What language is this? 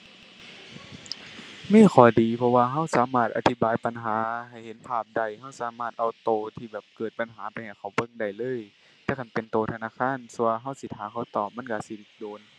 Thai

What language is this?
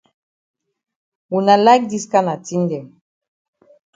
Cameroon Pidgin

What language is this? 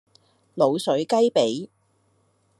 Cantonese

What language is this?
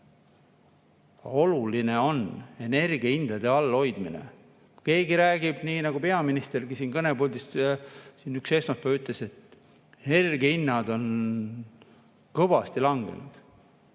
Estonian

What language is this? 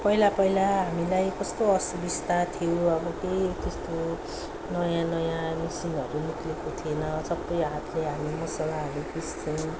Nepali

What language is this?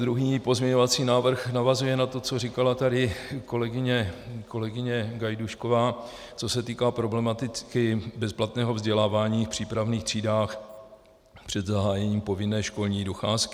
Czech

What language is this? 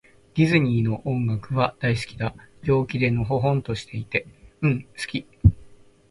Japanese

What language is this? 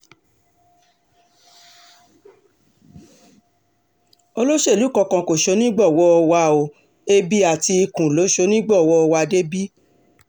Yoruba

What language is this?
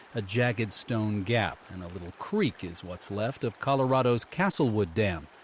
English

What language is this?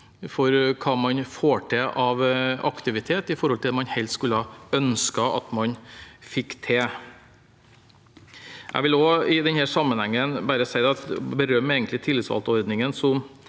Norwegian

